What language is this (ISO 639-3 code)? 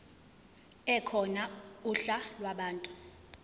zul